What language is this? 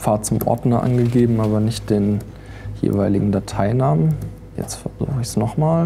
German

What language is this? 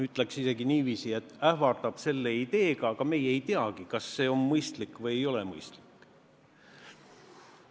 Estonian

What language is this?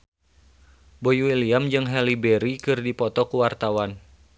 Sundanese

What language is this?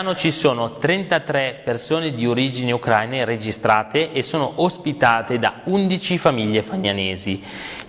Italian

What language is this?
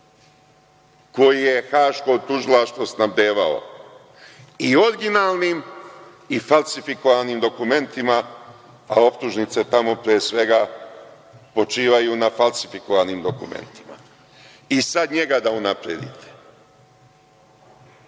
Serbian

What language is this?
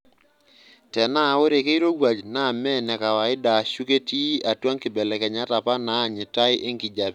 Masai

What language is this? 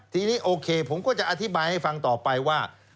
Thai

